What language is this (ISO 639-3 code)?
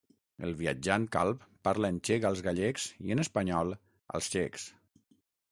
cat